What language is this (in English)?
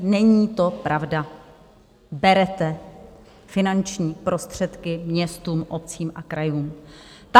Czech